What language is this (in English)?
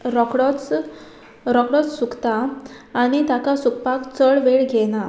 Konkani